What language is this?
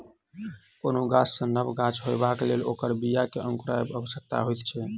Maithili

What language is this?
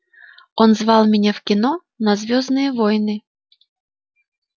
Russian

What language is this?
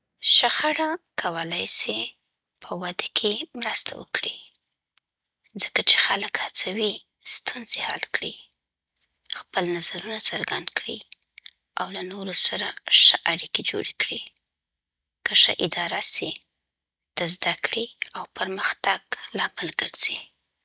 Southern Pashto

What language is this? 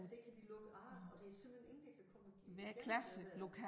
Danish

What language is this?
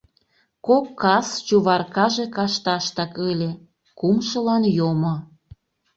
Mari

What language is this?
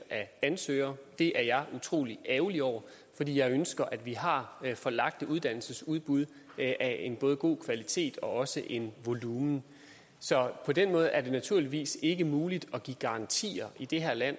Danish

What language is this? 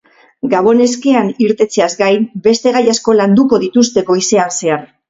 Basque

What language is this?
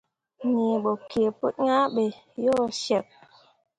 Mundang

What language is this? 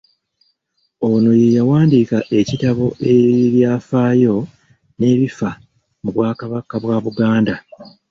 Ganda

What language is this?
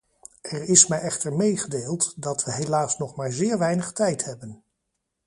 Dutch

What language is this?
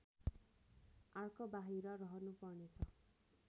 Nepali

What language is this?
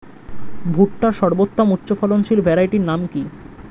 Bangla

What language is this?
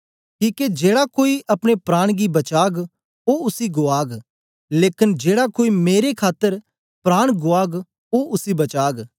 Dogri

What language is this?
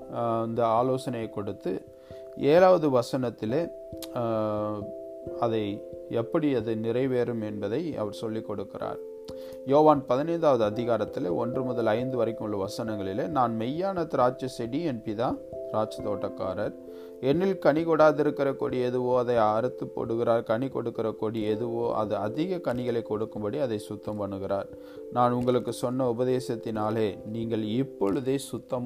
Tamil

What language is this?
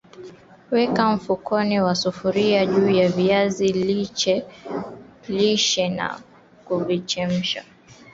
Swahili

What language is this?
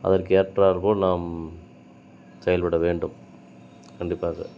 Tamil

